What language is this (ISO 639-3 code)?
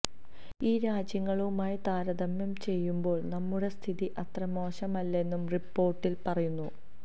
mal